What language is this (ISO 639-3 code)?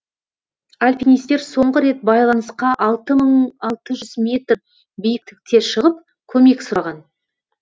kaz